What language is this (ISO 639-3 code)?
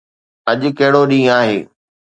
snd